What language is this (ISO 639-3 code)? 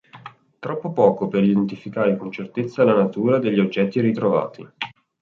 ita